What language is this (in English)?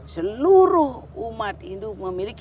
Indonesian